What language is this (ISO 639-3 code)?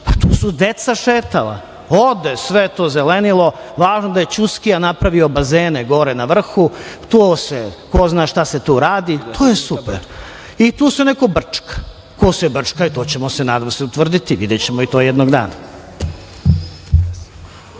srp